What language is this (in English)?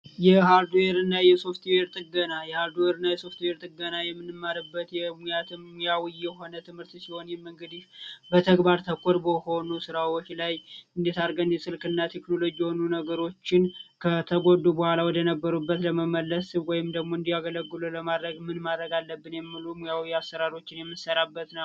Amharic